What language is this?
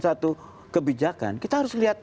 Indonesian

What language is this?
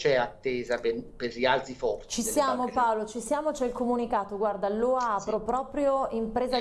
Italian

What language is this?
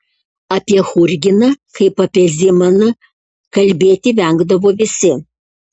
Lithuanian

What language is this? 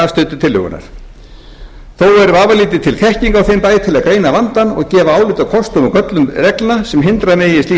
Icelandic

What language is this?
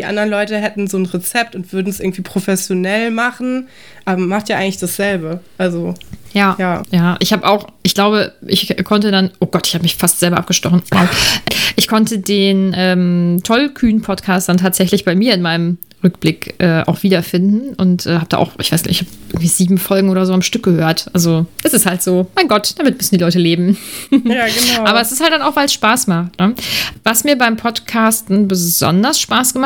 German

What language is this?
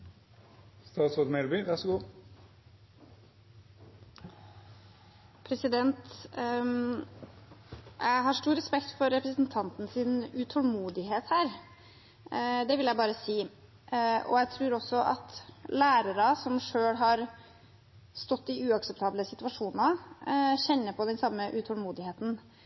Norwegian Bokmål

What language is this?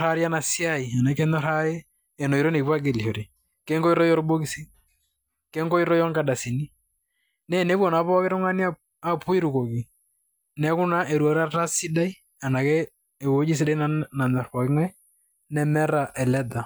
Masai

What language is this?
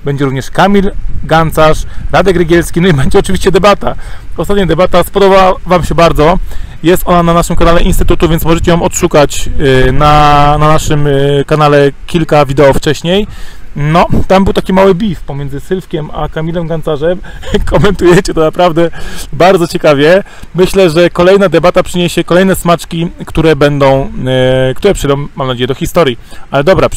Polish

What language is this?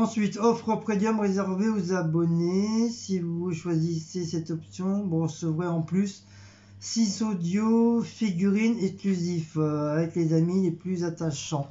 French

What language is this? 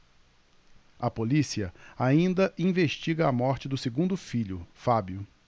Portuguese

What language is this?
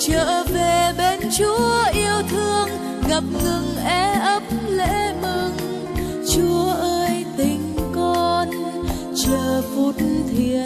Vietnamese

